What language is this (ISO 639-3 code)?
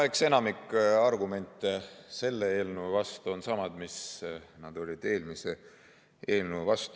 est